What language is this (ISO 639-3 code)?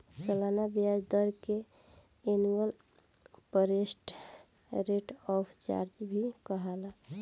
bho